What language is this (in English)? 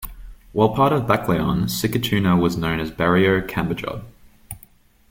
English